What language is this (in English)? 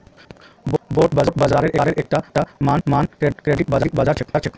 Magahi